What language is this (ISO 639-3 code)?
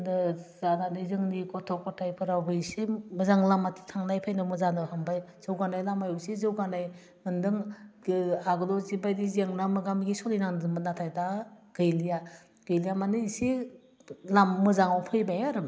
brx